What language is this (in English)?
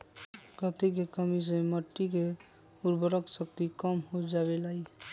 Magahi